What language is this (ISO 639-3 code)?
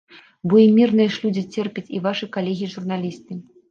bel